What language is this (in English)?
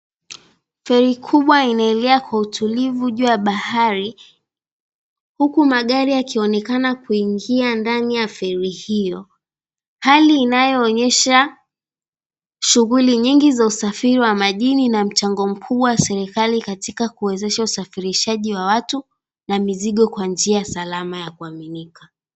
Swahili